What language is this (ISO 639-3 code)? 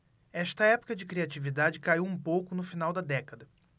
por